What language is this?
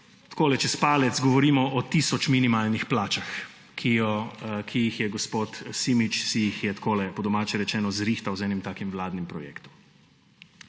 Slovenian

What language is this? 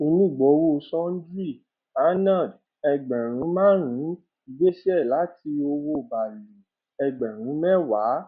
Yoruba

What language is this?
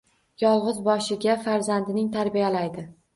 Uzbek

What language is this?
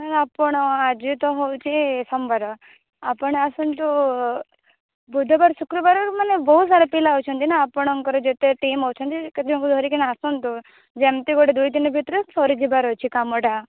Odia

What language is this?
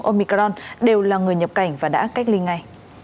Vietnamese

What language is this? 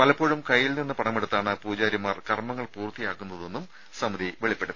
Malayalam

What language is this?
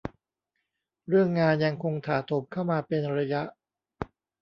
Thai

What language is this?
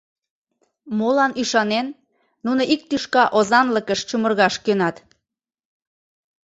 Mari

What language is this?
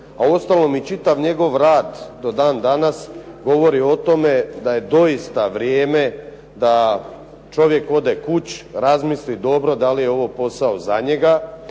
Croatian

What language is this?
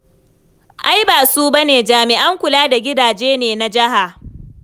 Hausa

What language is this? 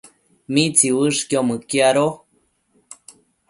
Matsés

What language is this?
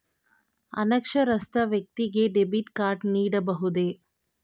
Kannada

